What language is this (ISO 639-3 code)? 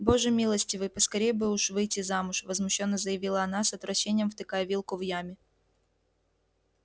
rus